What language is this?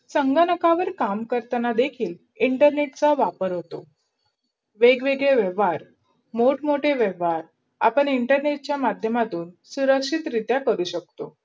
Marathi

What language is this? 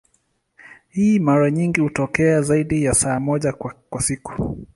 Swahili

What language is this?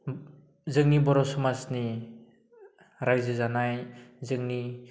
Bodo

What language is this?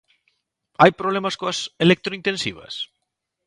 Galician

